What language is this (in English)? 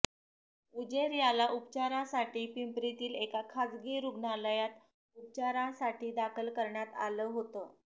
Marathi